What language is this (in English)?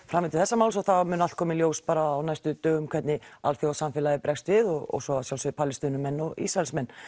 Icelandic